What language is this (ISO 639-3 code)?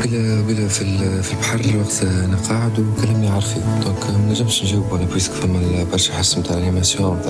ara